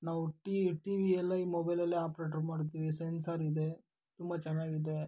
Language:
Kannada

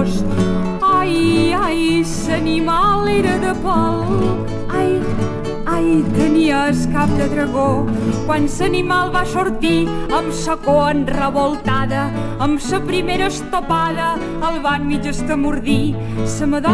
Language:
Romanian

